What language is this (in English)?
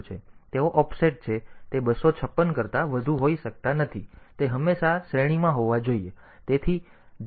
Gujarati